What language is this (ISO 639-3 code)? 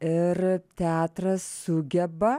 lit